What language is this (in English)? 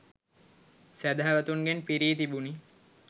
Sinhala